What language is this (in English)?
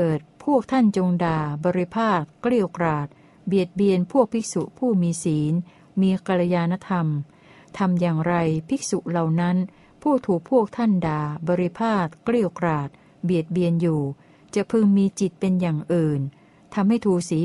Thai